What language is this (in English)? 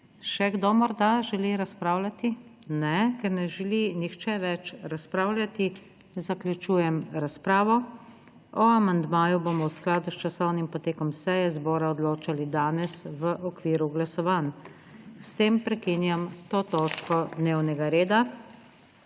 Slovenian